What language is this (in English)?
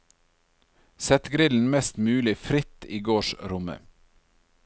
Norwegian